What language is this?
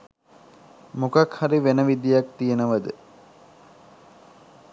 Sinhala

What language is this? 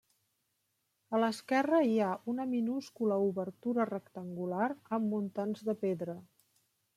Catalan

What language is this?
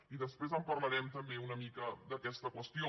Catalan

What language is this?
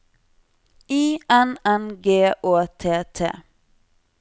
Norwegian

